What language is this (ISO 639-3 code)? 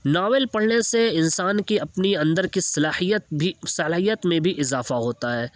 urd